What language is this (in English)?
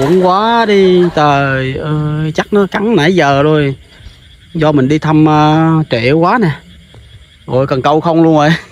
Vietnamese